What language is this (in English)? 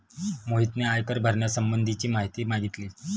Marathi